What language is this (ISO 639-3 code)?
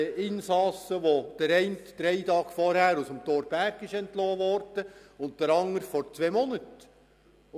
gsw